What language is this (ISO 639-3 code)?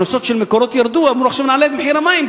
heb